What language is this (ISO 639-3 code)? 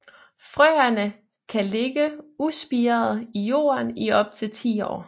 dan